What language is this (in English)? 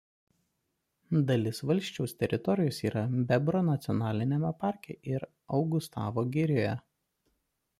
Lithuanian